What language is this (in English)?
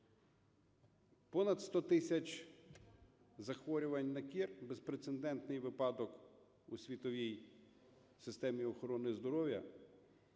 Ukrainian